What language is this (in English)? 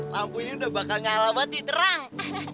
Indonesian